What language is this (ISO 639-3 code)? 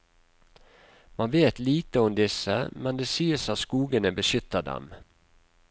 nor